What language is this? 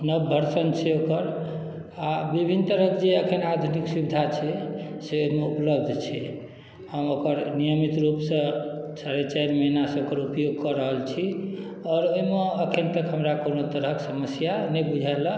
Maithili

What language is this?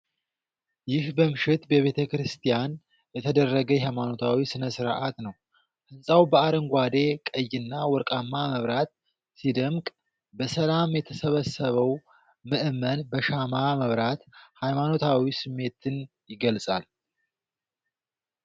Amharic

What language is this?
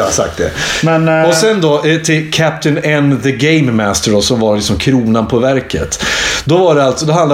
Swedish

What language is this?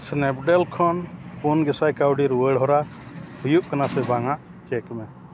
Santali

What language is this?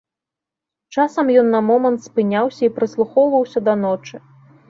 Belarusian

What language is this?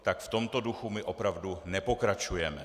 Czech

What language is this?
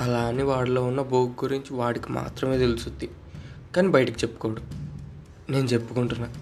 Telugu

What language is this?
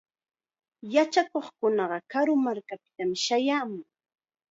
Chiquián Ancash Quechua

